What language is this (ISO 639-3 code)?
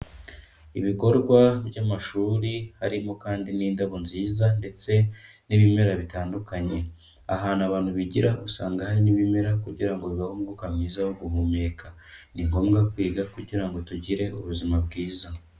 kin